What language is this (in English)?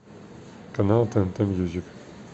Russian